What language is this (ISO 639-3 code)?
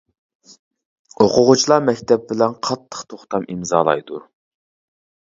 uig